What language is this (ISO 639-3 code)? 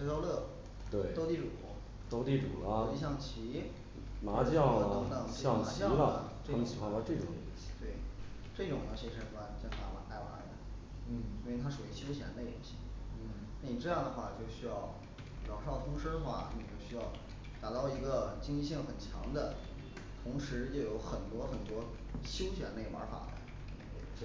zho